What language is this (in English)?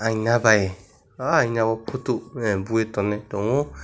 Kok Borok